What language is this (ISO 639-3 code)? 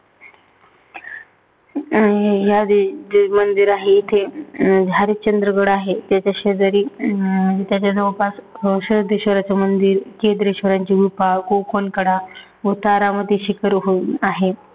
mar